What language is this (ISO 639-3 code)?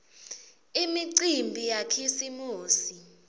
ssw